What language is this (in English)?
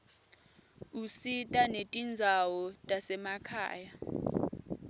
Swati